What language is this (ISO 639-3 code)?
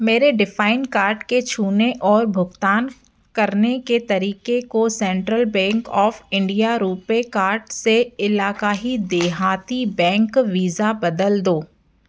hin